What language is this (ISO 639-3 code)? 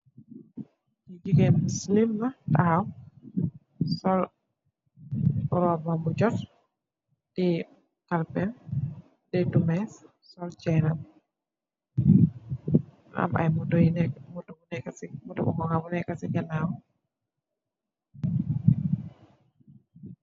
wol